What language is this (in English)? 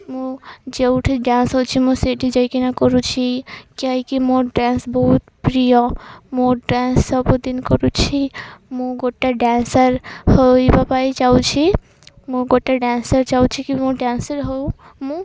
Odia